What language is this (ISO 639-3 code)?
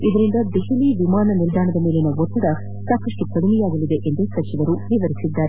kan